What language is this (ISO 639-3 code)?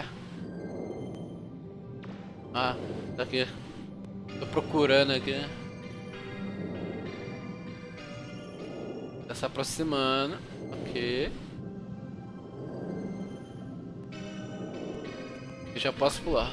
por